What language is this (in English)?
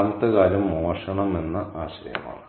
Malayalam